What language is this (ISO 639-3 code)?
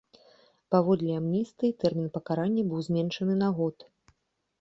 bel